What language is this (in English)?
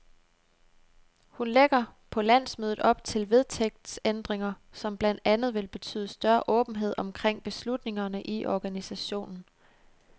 Danish